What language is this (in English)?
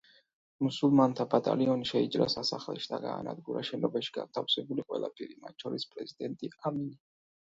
Georgian